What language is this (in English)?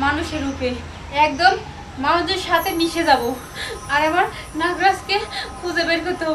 Hindi